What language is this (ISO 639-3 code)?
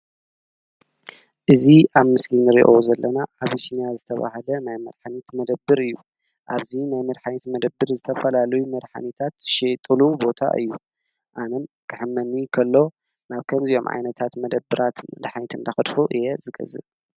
tir